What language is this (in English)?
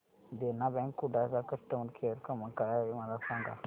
Marathi